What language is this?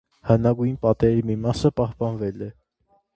Armenian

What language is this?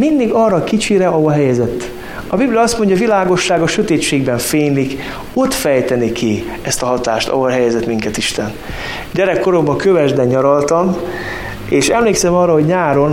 Hungarian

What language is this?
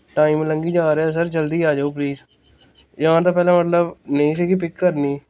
Punjabi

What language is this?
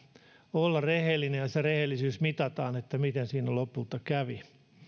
Finnish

